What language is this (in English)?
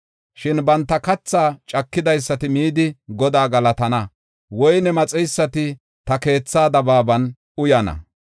Gofa